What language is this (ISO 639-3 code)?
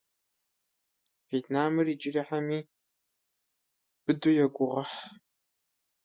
rus